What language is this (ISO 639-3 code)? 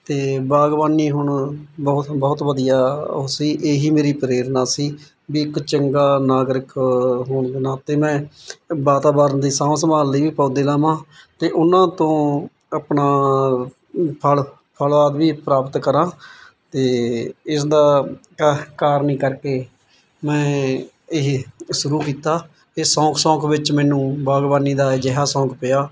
pan